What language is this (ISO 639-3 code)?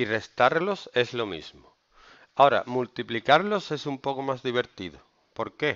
spa